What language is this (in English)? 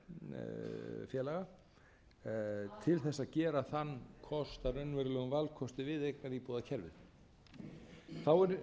Icelandic